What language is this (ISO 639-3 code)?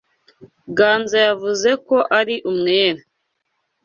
kin